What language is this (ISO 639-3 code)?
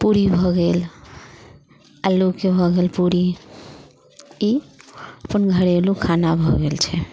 mai